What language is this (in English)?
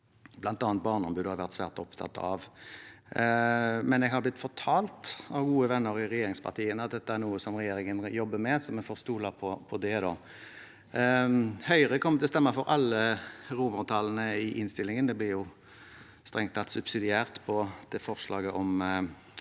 Norwegian